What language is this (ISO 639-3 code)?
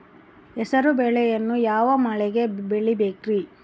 kan